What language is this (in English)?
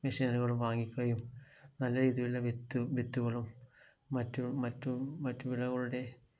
Malayalam